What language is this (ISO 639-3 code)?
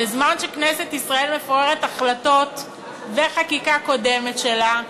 heb